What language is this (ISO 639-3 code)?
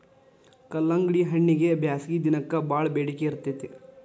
kan